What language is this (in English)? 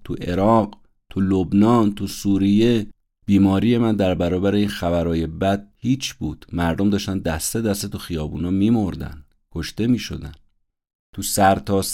Persian